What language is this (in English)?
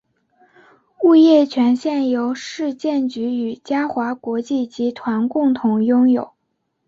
Chinese